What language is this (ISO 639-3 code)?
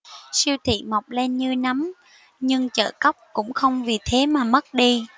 vie